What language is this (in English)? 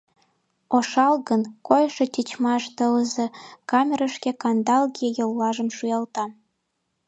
Mari